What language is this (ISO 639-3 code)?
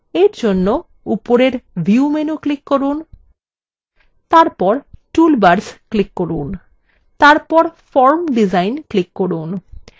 ben